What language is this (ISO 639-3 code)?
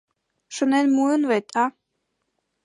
chm